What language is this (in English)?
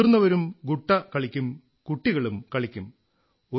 Malayalam